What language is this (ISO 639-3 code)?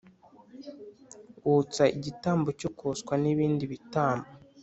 kin